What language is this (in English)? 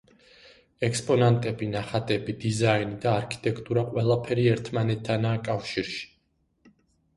Georgian